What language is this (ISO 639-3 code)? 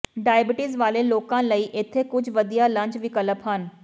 pan